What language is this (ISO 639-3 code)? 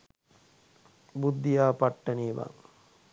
sin